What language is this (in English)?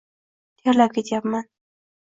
Uzbek